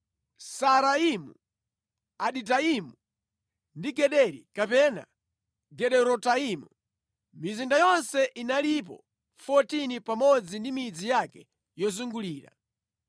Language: Nyanja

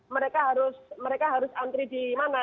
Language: Indonesian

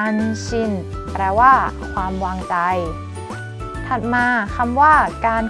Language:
Thai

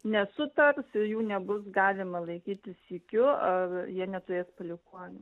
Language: Lithuanian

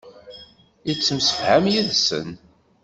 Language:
Kabyle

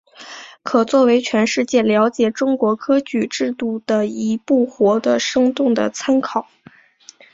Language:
Chinese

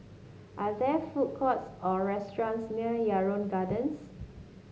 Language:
English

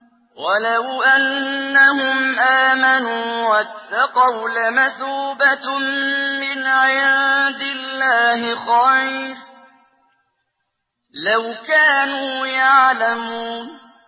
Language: Arabic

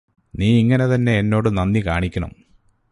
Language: Malayalam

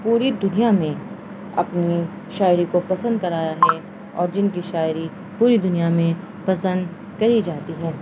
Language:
Urdu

